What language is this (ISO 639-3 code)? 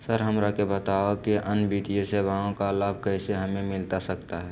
mag